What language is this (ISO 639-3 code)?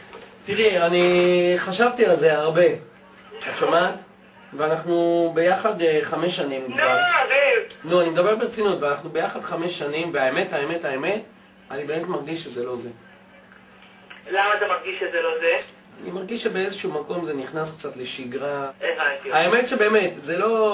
heb